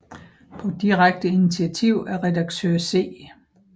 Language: Danish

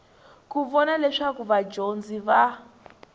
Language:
Tsonga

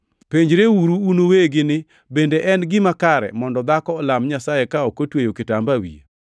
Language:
Luo (Kenya and Tanzania)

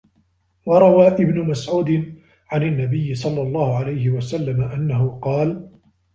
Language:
Arabic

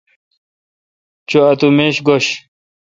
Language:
Kalkoti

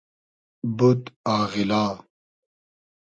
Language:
Hazaragi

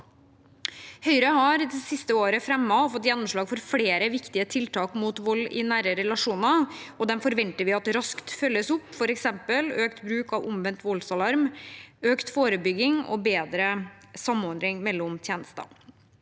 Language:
Norwegian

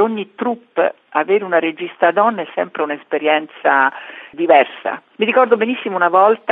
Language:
Italian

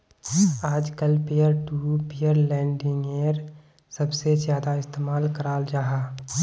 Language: Magahi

